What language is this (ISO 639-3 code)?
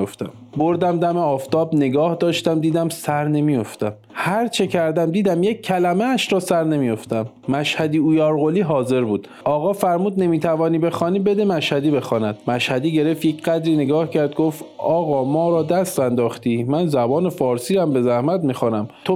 fas